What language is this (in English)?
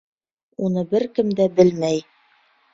Bashkir